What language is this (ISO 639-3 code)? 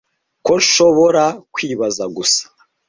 kin